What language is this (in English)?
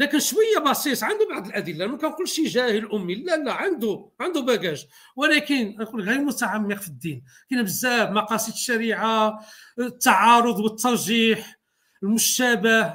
Arabic